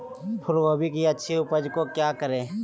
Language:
Magahi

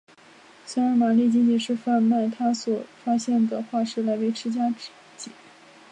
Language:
Chinese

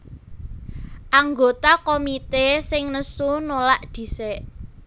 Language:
Javanese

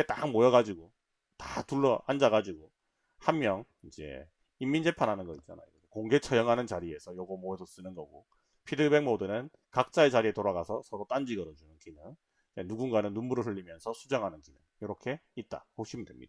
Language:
Korean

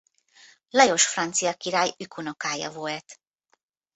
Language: Hungarian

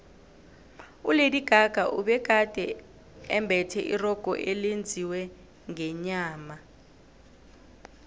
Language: South Ndebele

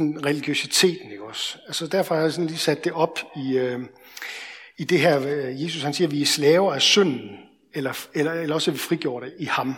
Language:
Danish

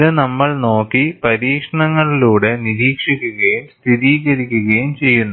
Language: Malayalam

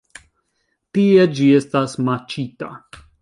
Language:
Esperanto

